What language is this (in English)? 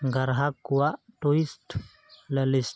Santali